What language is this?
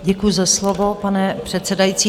Czech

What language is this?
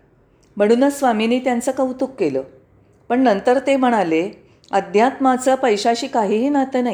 Marathi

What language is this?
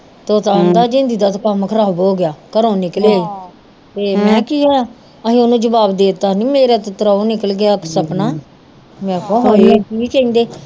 Punjabi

